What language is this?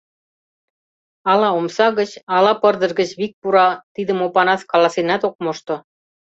Mari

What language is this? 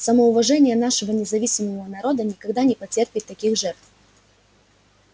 Russian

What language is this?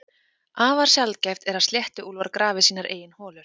Icelandic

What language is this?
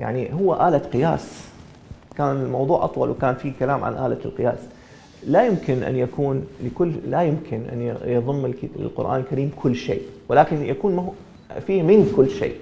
Arabic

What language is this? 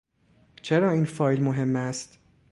Persian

